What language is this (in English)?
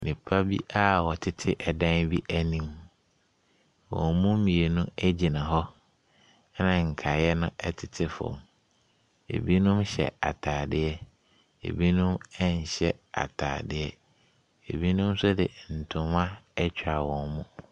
Akan